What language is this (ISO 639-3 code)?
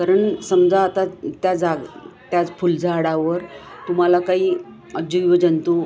mar